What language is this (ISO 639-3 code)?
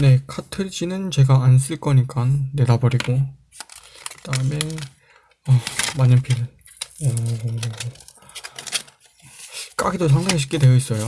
kor